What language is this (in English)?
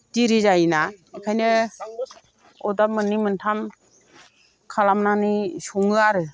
Bodo